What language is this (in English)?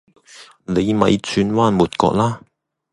Cantonese